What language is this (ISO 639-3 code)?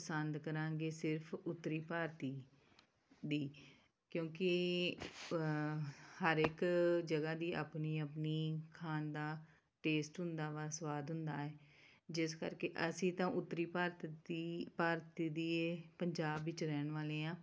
pan